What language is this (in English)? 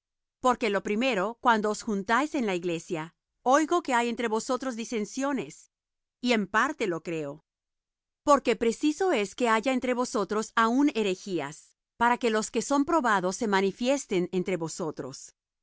Spanish